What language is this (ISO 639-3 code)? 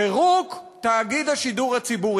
heb